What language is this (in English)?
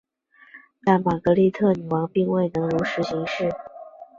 Chinese